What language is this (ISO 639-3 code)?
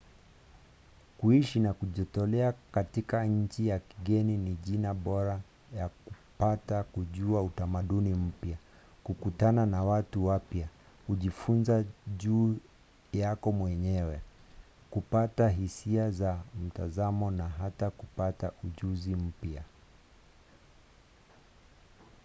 swa